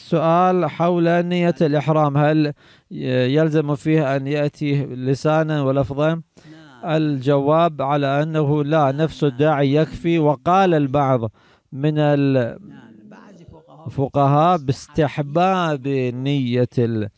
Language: Arabic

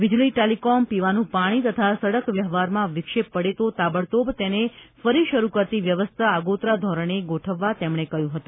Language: Gujarati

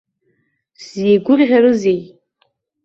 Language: Abkhazian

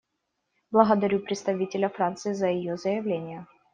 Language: Russian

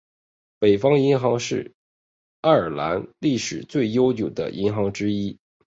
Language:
Chinese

